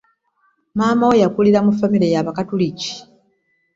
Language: Ganda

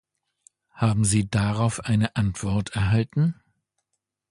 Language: German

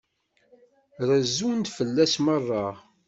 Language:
Kabyle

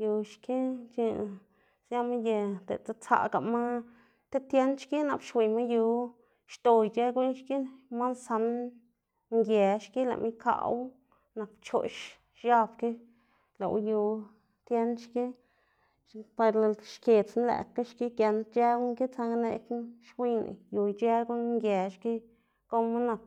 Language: Xanaguía Zapotec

